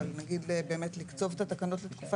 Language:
Hebrew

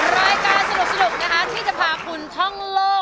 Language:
Thai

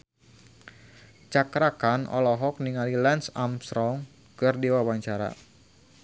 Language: Sundanese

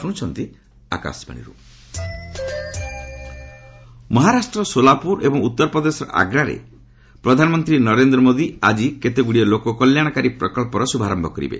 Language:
Odia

